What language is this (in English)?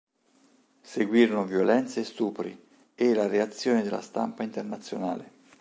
Italian